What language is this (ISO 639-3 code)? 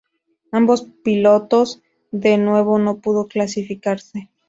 spa